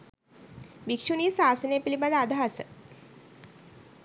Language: Sinhala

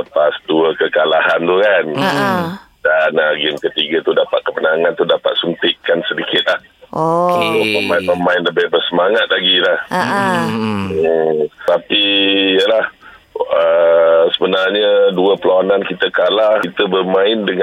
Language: Malay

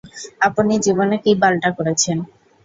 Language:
Bangla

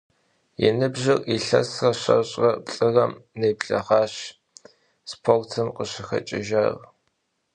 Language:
Kabardian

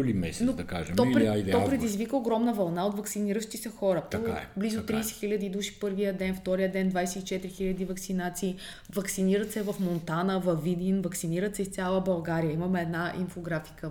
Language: Bulgarian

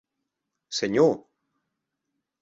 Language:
Occitan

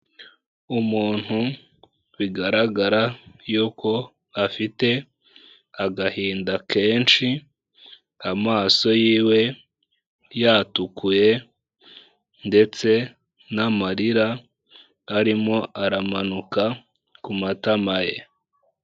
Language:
Kinyarwanda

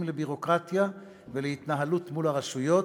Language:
Hebrew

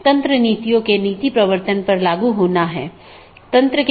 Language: Hindi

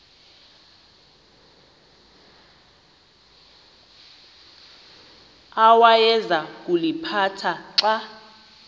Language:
Xhosa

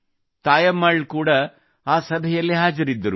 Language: Kannada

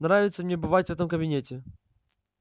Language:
Russian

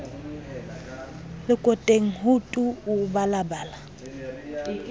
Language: Southern Sotho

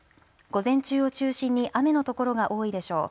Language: Japanese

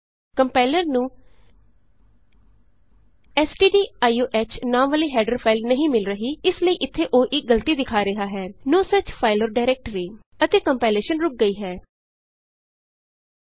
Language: Punjabi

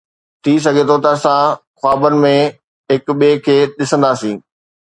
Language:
Sindhi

